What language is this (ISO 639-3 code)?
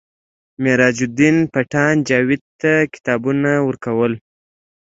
pus